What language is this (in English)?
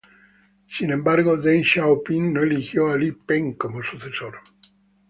Spanish